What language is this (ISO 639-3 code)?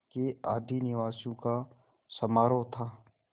hin